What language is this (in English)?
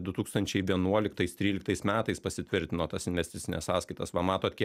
Lithuanian